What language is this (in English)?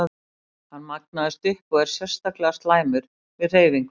Icelandic